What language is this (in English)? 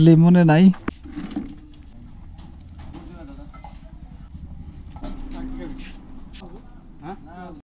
Bangla